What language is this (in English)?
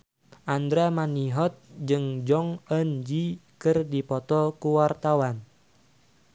Sundanese